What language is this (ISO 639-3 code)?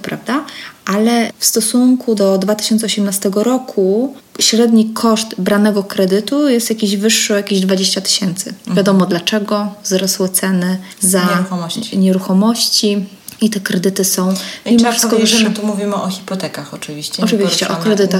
pol